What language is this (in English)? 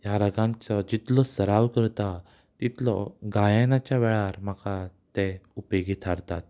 Konkani